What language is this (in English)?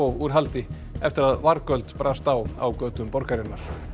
Icelandic